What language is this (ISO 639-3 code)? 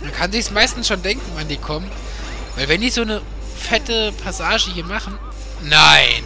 deu